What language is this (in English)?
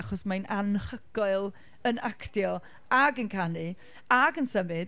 Welsh